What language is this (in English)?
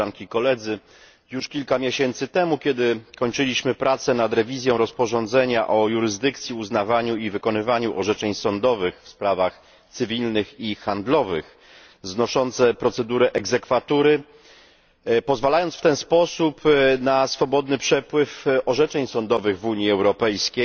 Polish